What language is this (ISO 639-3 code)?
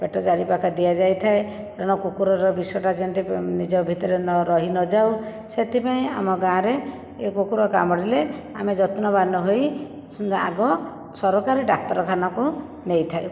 ori